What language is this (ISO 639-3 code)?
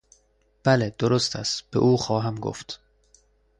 fas